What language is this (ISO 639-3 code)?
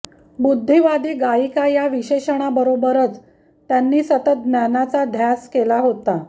mar